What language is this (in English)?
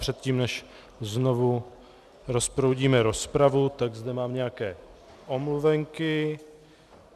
Czech